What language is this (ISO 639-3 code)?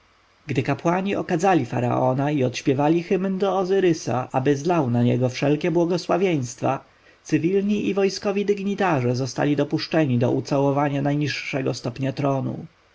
pol